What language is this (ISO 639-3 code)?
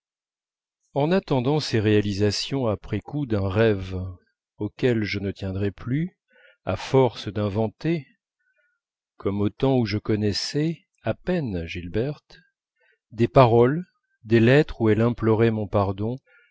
fra